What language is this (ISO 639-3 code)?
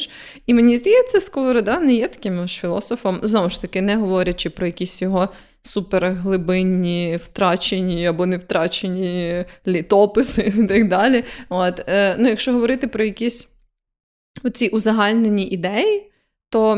ukr